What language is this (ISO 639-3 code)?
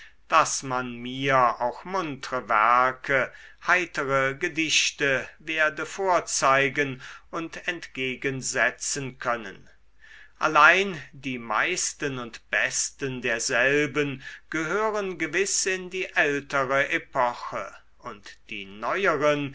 deu